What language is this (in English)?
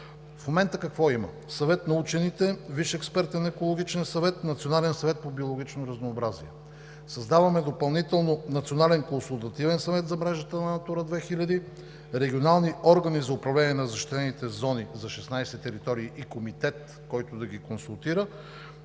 Bulgarian